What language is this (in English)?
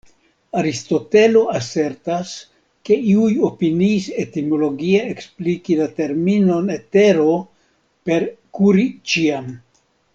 Esperanto